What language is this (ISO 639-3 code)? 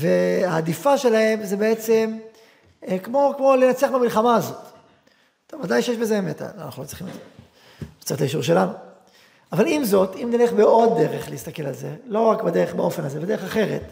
heb